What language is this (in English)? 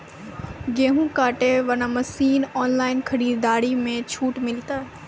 Maithili